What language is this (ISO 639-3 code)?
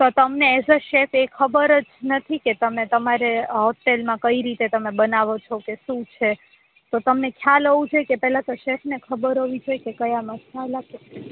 guj